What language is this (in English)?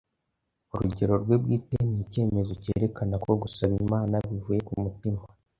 Kinyarwanda